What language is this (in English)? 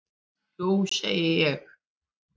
Icelandic